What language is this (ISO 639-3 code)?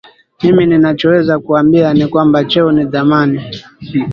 swa